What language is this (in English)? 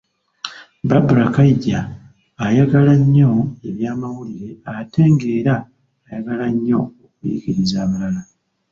Ganda